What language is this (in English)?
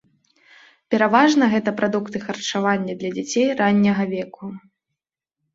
Belarusian